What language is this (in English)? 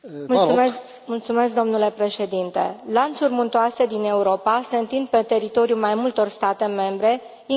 Romanian